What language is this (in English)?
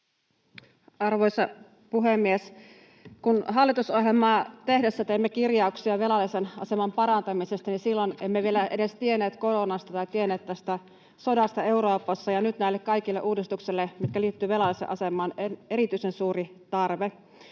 Finnish